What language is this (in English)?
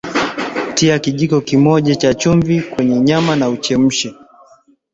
Swahili